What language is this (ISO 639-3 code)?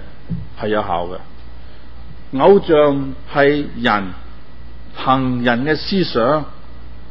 zho